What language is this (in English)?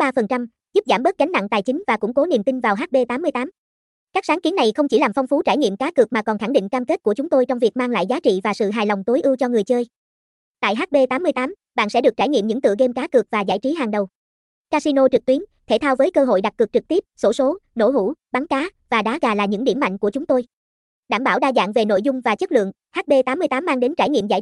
Vietnamese